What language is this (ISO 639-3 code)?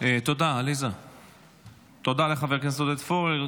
heb